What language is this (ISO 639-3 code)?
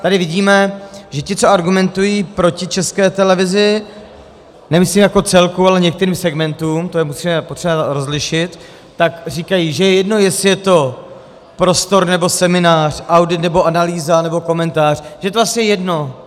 ces